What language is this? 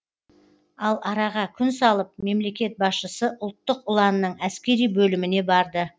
Kazakh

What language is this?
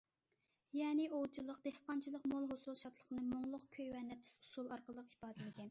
Uyghur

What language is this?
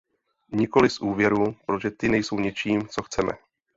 Czech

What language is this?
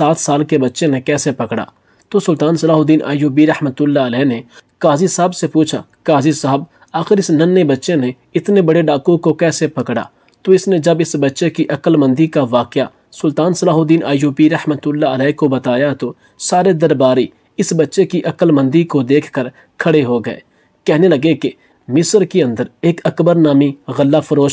Hindi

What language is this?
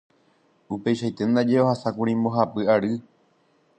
Guarani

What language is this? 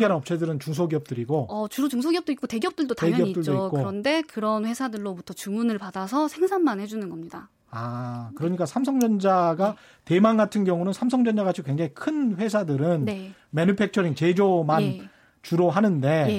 Korean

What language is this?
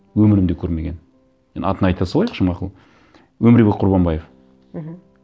Kazakh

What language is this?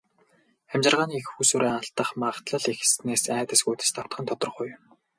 Mongolian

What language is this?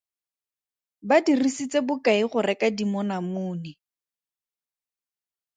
Tswana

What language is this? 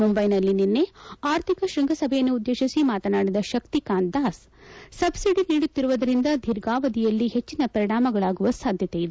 Kannada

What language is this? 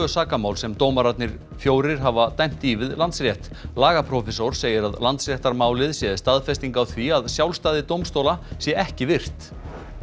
Icelandic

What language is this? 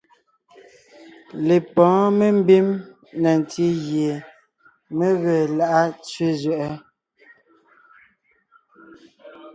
Ngiemboon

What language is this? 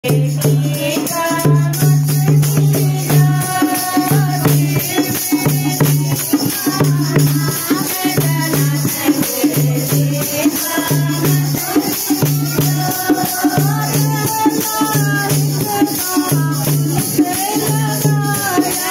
Romanian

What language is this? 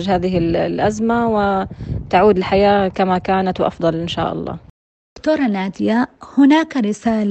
Arabic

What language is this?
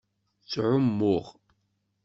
Kabyle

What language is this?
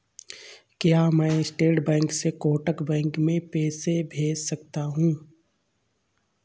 Hindi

